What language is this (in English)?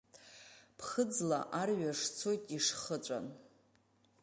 Abkhazian